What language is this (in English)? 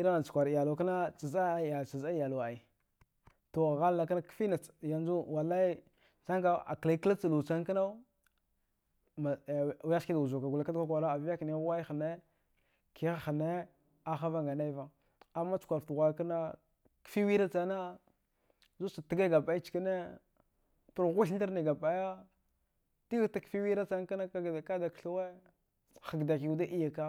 Dghwede